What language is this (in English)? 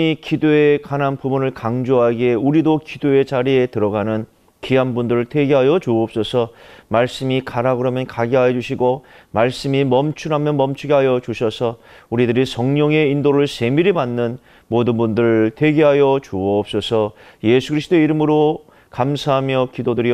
Korean